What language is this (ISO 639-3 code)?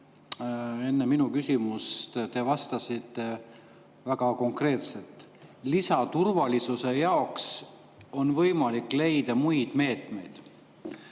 est